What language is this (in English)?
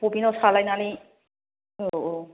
Bodo